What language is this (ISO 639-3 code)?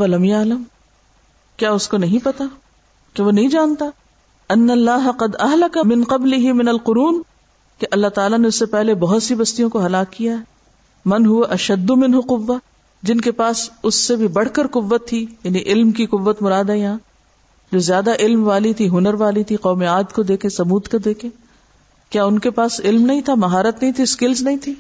urd